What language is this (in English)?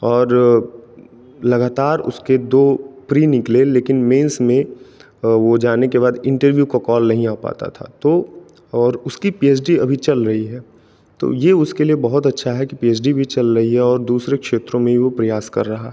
Hindi